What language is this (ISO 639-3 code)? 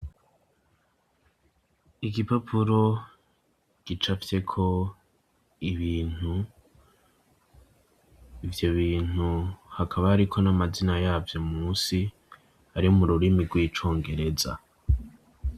run